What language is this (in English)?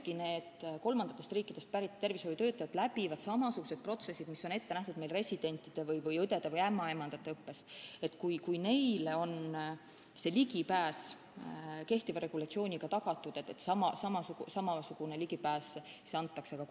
Estonian